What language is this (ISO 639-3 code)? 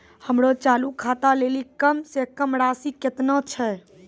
mai